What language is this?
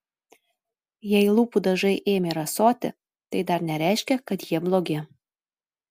Lithuanian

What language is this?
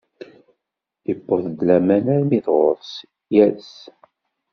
Kabyle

